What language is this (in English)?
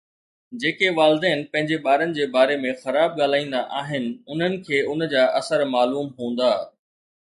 Sindhi